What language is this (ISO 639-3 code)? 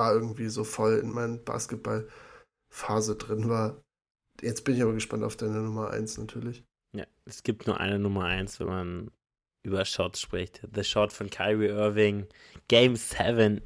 deu